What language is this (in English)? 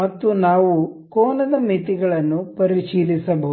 Kannada